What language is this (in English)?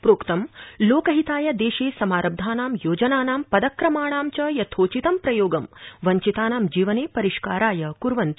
Sanskrit